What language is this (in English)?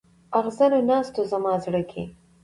Pashto